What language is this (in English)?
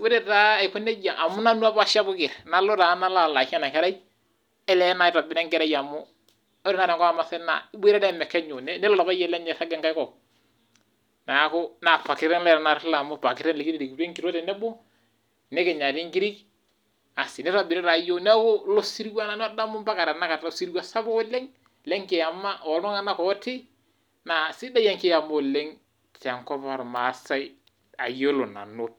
Masai